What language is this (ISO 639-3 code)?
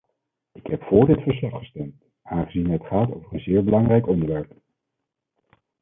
nld